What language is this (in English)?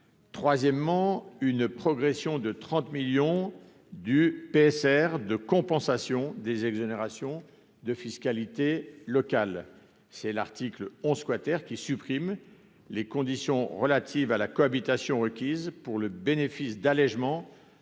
French